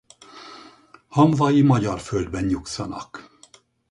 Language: Hungarian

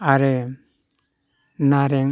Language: Bodo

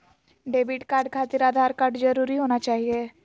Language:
Magahi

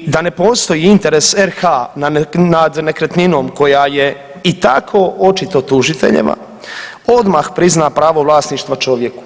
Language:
Croatian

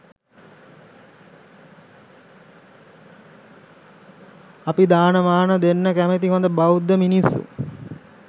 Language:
Sinhala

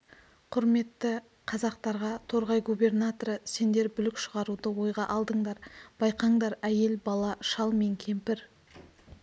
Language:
Kazakh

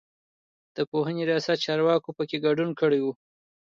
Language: Pashto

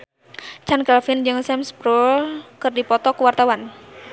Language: Sundanese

